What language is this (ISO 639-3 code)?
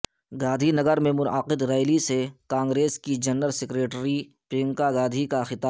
urd